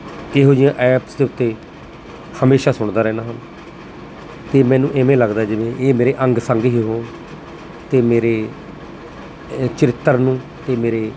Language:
Punjabi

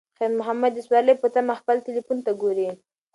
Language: Pashto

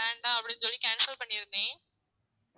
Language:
Tamil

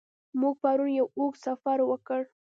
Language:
Pashto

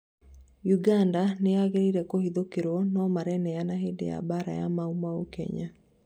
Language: Kikuyu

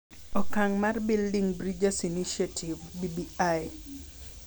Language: Luo (Kenya and Tanzania)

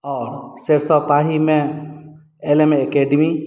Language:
Maithili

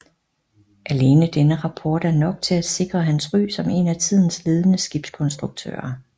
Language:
Danish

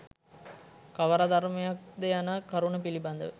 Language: Sinhala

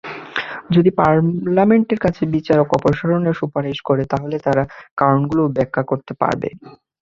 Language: Bangla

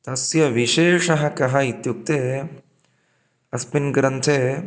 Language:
Sanskrit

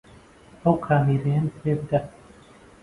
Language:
Central Kurdish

